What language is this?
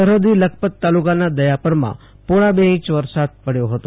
Gujarati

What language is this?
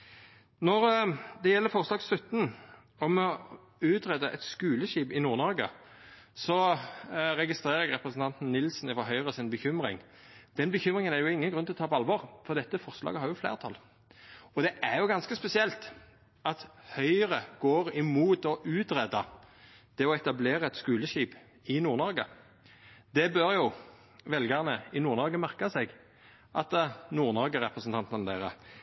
Norwegian Nynorsk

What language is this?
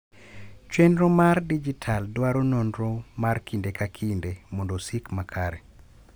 Luo (Kenya and Tanzania)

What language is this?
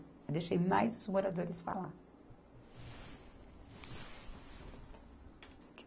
Portuguese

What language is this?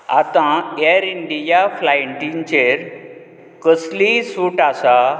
Konkani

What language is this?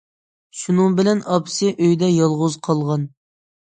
Uyghur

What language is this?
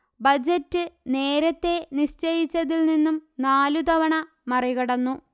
Malayalam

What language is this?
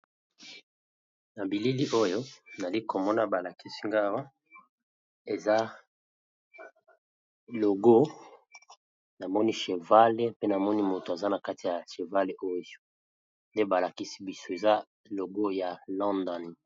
Lingala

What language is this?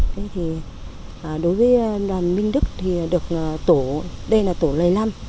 Vietnamese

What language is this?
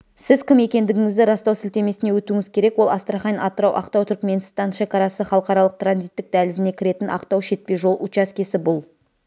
Kazakh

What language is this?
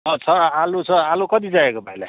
Nepali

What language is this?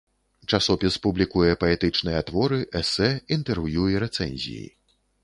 Belarusian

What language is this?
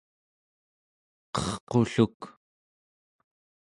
Central Yupik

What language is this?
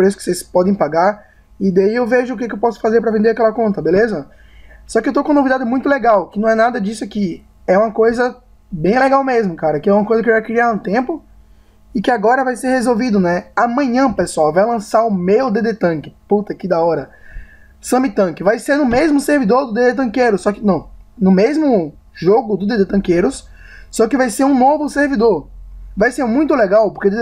Portuguese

